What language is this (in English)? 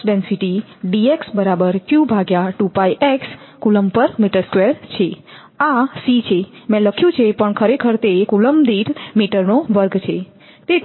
Gujarati